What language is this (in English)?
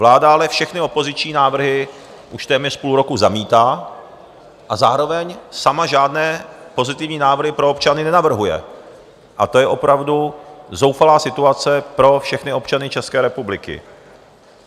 Czech